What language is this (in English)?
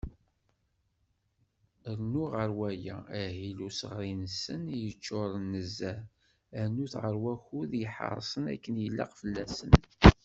Kabyle